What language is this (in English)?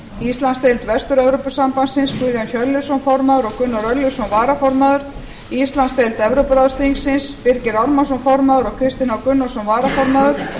Icelandic